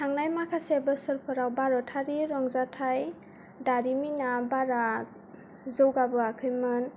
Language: Bodo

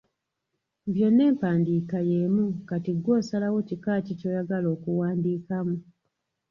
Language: Ganda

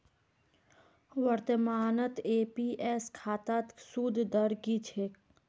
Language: Magahi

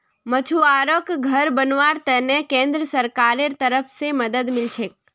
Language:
Magahi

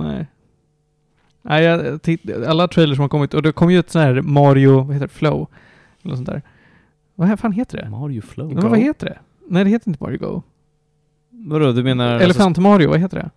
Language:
Swedish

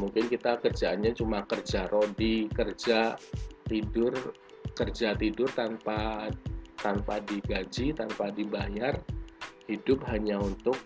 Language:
Indonesian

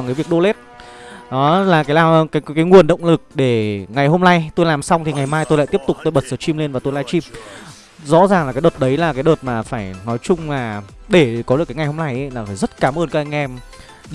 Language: Vietnamese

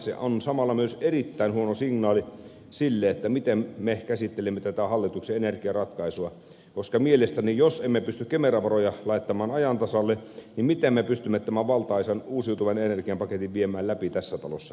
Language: Finnish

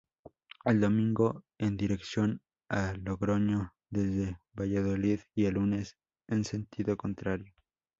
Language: Spanish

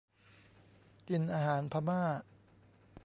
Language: Thai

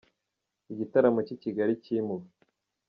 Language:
Kinyarwanda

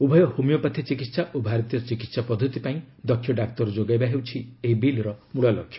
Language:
Odia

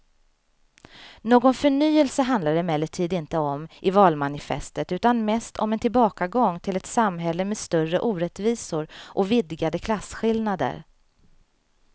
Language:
Swedish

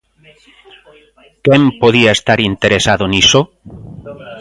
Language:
Galician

